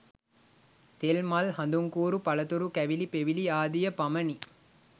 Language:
Sinhala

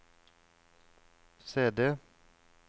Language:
Norwegian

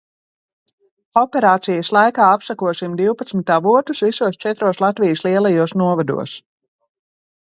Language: Latvian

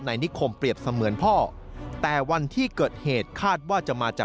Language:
Thai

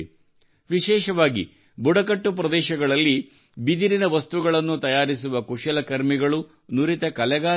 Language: Kannada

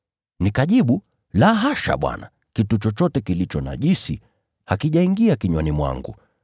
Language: Swahili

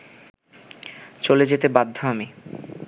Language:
Bangla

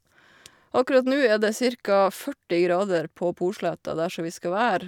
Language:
Norwegian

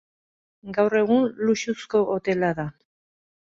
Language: Basque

